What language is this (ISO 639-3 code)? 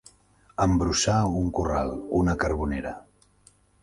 cat